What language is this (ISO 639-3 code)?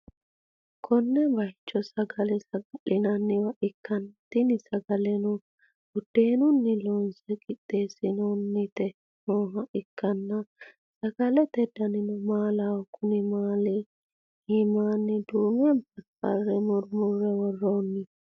sid